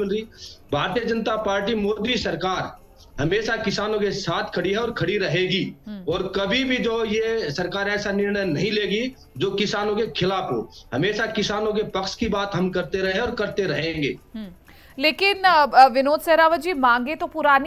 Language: Hindi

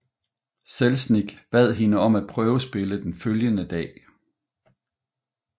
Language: Danish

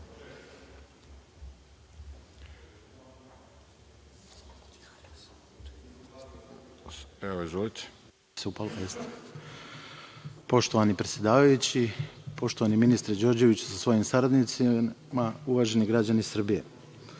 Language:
Serbian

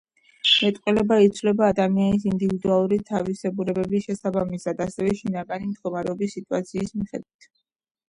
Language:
Georgian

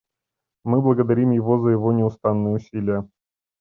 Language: Russian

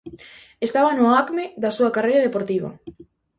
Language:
Galician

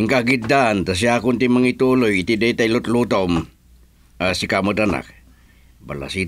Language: Filipino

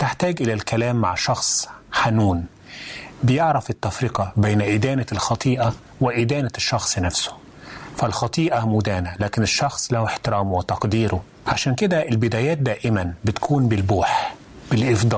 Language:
Arabic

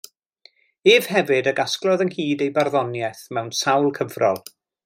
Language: Welsh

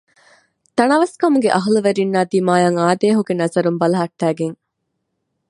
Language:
Divehi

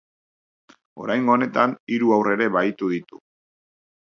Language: Basque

